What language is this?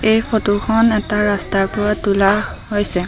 Assamese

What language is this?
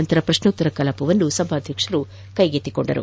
Kannada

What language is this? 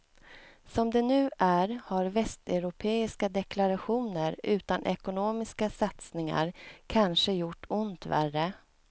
Swedish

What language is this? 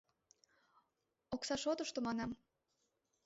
Mari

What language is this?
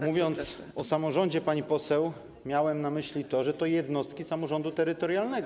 Polish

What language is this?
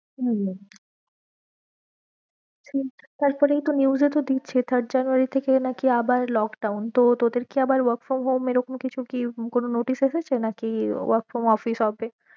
Bangla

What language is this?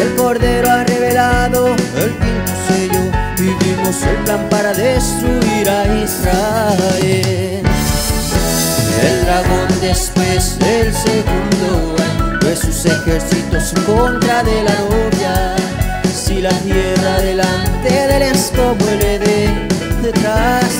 Spanish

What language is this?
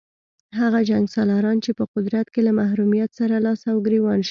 Pashto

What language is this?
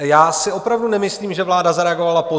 Czech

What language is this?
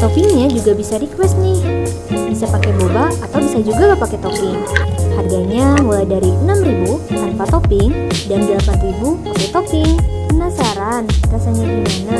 Indonesian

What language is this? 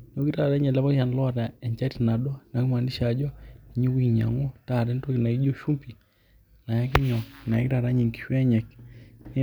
Masai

